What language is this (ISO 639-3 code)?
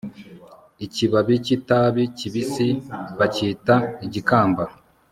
kin